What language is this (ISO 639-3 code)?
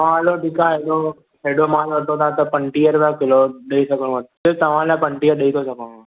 snd